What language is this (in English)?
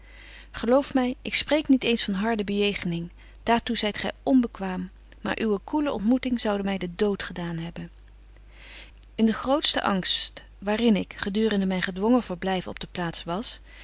Dutch